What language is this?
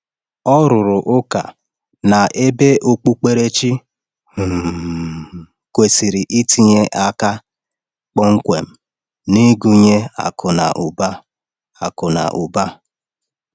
Igbo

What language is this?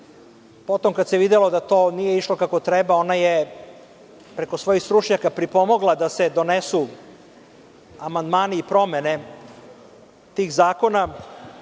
Serbian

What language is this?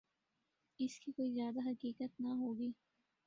Urdu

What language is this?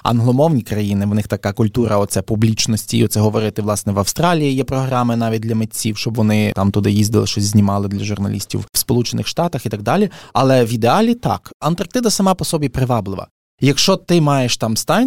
Ukrainian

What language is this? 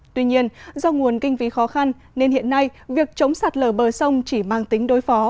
Vietnamese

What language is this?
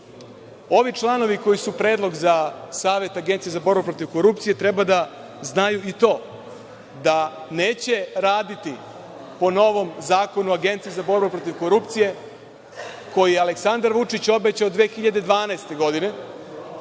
Serbian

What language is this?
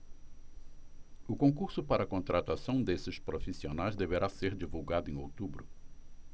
Portuguese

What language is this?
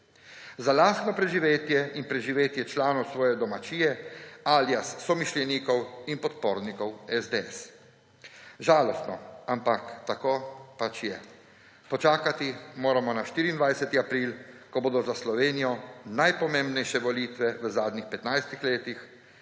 Slovenian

